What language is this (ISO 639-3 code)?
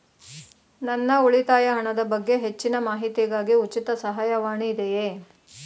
kan